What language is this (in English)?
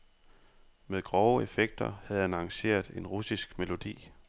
Danish